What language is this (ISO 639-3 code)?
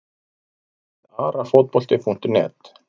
isl